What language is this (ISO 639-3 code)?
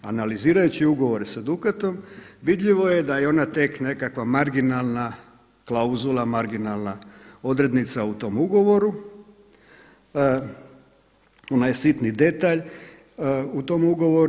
hrv